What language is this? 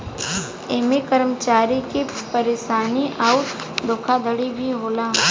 Bhojpuri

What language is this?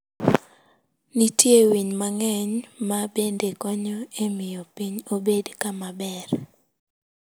Luo (Kenya and Tanzania)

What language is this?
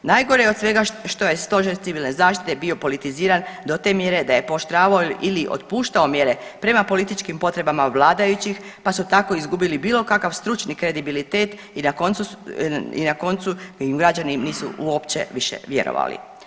Croatian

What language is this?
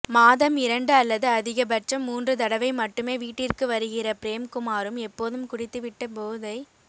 Tamil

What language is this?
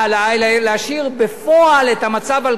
Hebrew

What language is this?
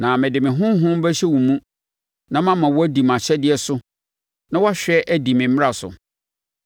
Akan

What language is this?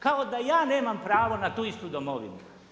Croatian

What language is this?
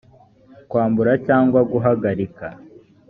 Kinyarwanda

